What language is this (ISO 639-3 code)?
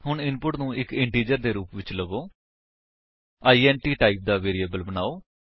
pan